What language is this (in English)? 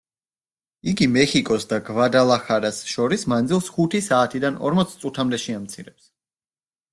Georgian